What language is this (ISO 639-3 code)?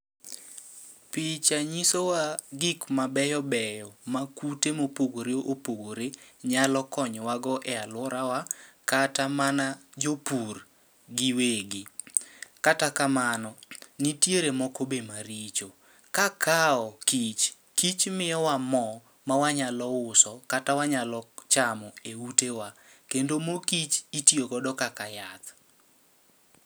luo